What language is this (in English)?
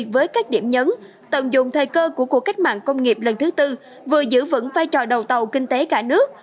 Vietnamese